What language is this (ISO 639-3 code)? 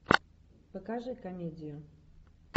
rus